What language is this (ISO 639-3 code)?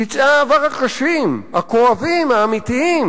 heb